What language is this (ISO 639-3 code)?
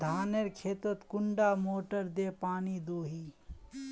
mag